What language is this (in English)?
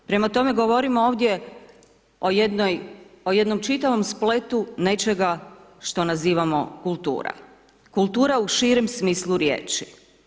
Croatian